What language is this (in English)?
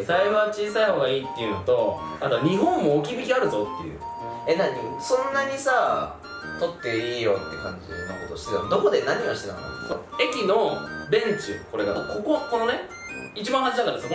Japanese